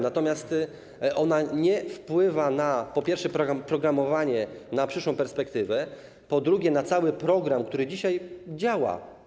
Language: Polish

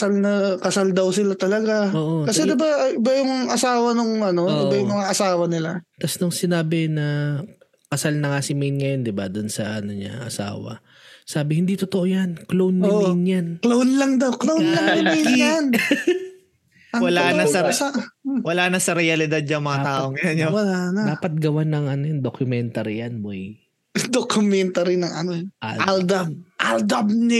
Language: Filipino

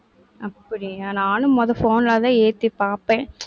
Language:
Tamil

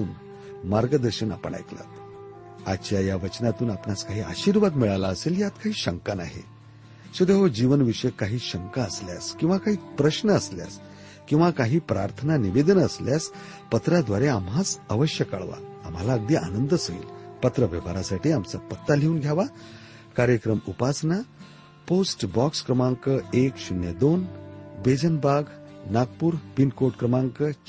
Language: Marathi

